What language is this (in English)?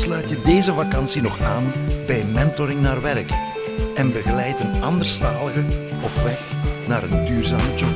Dutch